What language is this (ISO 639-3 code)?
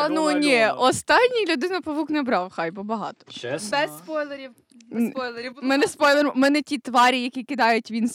ukr